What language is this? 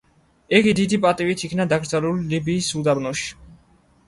Georgian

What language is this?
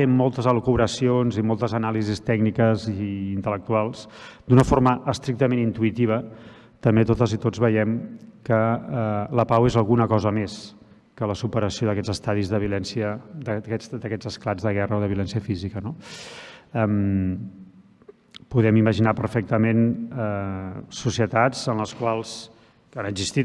Catalan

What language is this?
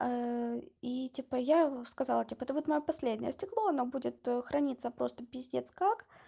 Russian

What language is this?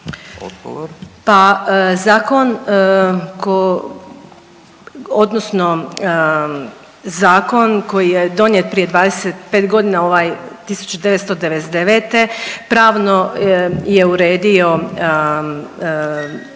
Croatian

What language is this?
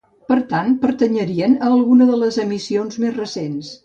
Catalan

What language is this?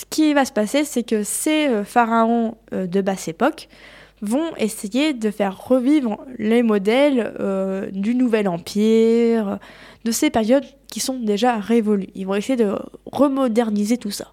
French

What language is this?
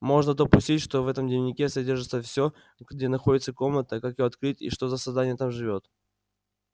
Russian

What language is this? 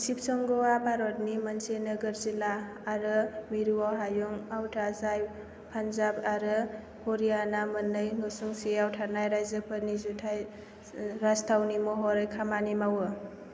Bodo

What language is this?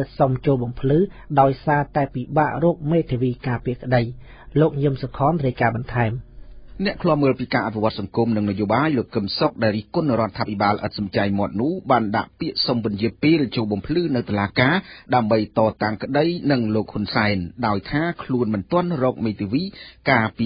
Thai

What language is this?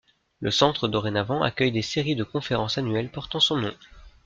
French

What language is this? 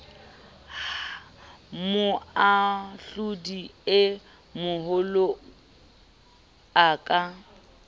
Southern Sotho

